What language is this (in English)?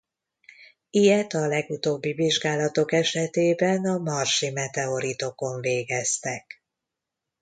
Hungarian